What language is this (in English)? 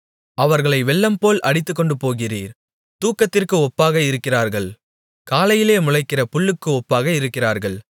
Tamil